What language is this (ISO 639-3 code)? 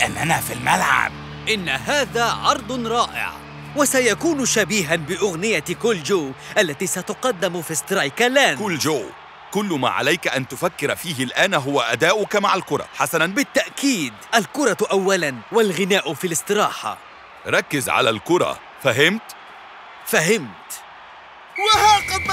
ara